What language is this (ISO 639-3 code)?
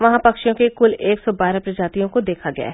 hin